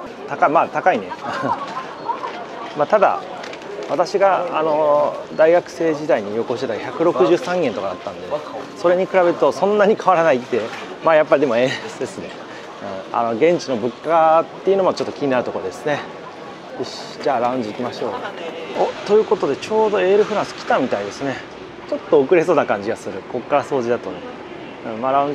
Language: Japanese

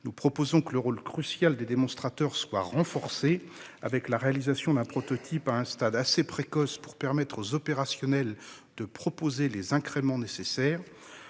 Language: French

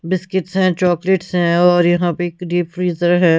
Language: Hindi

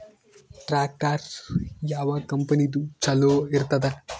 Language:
Kannada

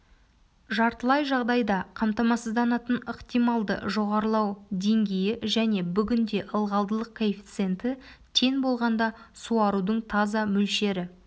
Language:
Kazakh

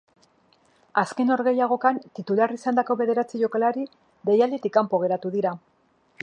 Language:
Basque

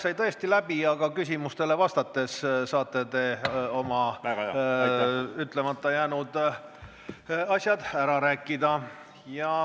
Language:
Estonian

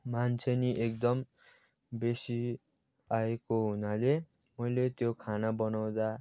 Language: Nepali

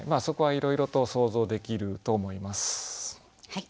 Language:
Japanese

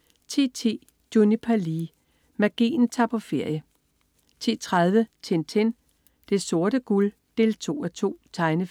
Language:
Danish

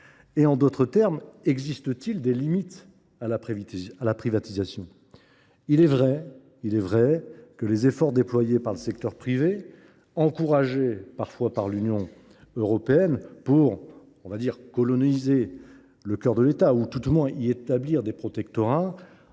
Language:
French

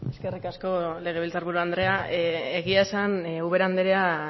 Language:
Basque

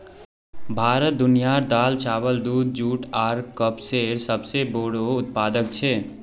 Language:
Magahi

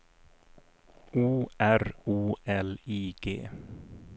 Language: Swedish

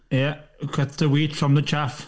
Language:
Welsh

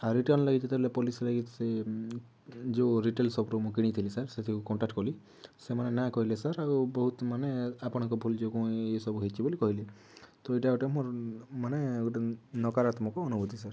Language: Odia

